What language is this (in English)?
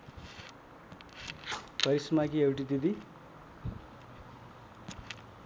Nepali